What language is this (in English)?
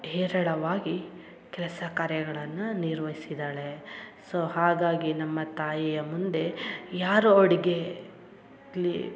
Kannada